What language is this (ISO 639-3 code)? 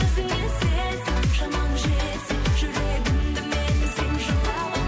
kaz